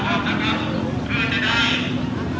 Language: Thai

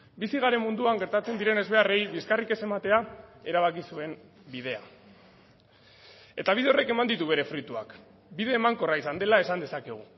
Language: Basque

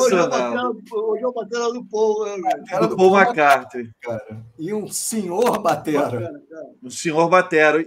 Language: Portuguese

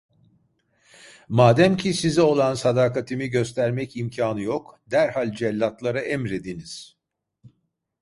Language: Turkish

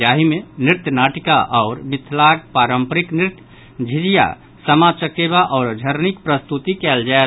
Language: Maithili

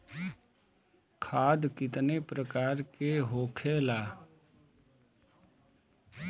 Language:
Bhojpuri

